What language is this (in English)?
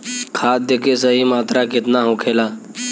Bhojpuri